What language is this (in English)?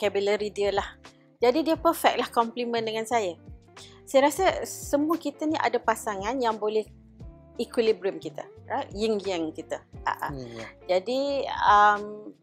Malay